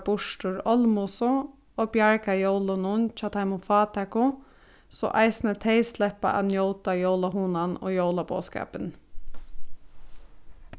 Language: Faroese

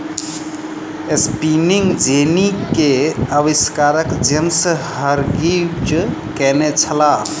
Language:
Maithili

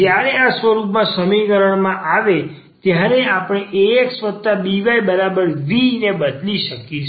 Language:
Gujarati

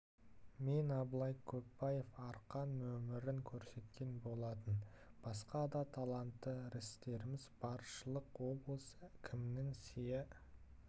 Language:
Kazakh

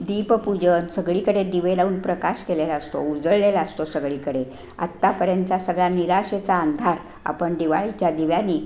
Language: Marathi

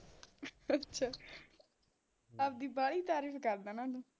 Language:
Punjabi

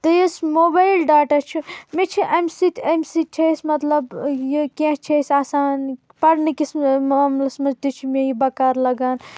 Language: Kashmiri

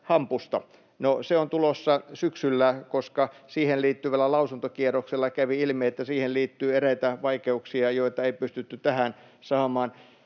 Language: Finnish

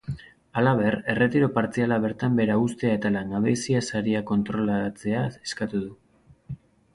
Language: Basque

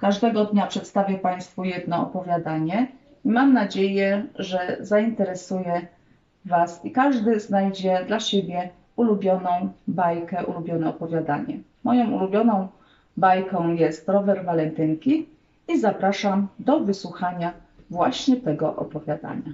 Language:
Polish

